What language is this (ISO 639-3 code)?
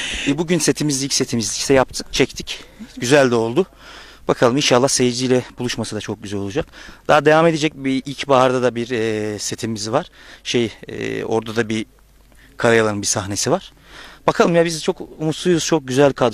tur